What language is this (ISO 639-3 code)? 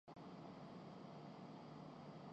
urd